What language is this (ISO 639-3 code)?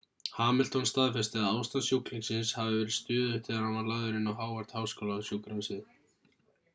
isl